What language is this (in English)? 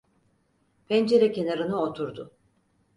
Turkish